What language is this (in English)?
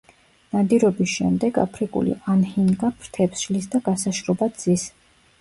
Georgian